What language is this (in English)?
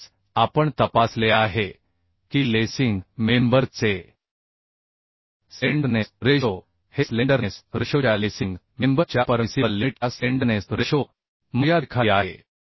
Marathi